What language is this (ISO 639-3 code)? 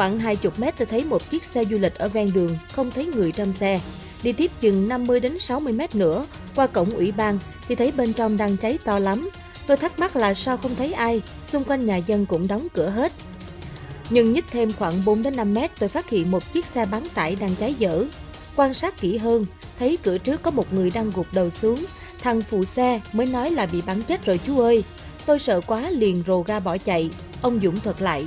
vie